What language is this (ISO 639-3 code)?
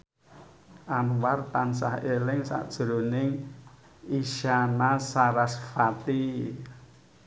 jav